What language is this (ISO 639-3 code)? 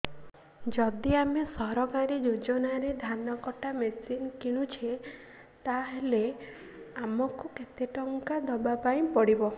ori